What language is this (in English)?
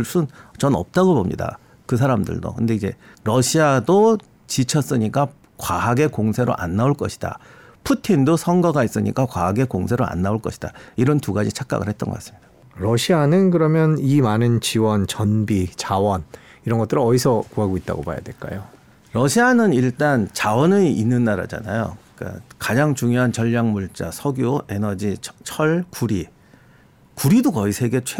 Korean